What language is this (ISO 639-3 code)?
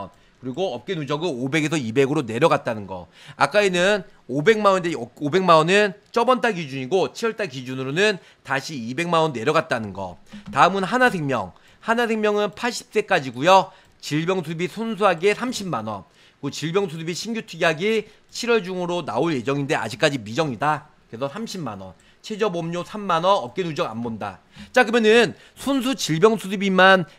kor